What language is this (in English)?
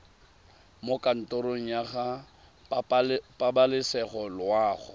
Tswana